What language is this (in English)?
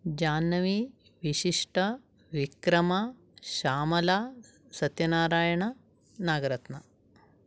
Sanskrit